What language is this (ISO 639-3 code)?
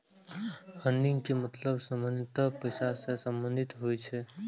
mai